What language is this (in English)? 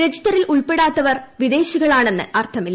Malayalam